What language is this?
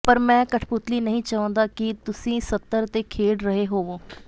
Punjabi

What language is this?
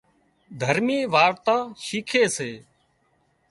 Wadiyara Koli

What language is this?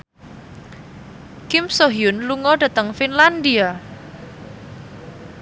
Javanese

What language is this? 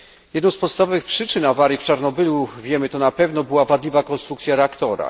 Polish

